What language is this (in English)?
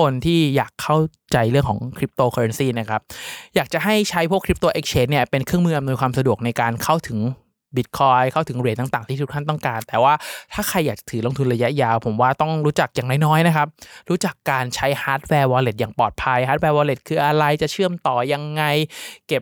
Thai